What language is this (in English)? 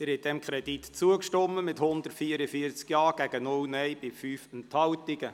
Swiss German